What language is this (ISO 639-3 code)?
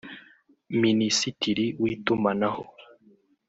kin